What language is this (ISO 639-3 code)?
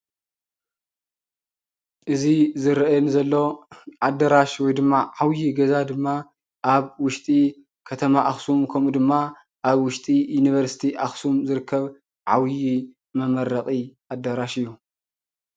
tir